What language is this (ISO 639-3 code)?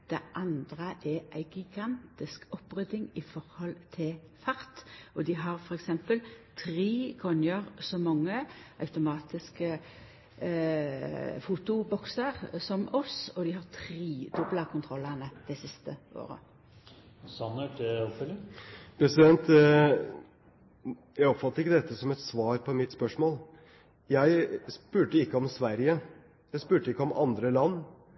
nor